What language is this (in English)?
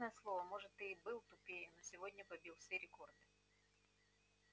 Russian